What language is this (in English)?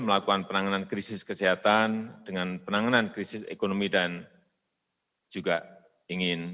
Indonesian